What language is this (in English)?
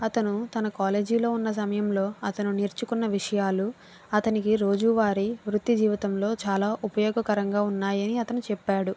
Telugu